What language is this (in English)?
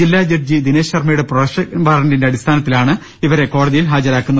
Malayalam